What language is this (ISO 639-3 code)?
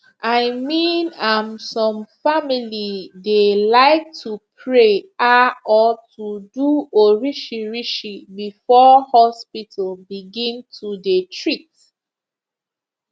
pcm